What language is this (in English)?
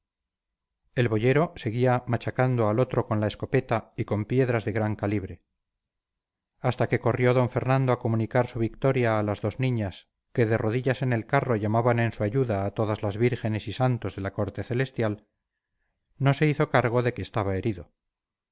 Spanish